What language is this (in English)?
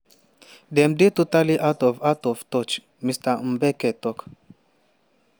Nigerian Pidgin